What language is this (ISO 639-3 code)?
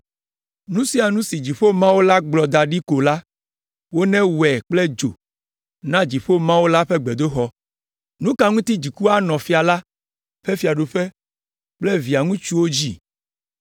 ewe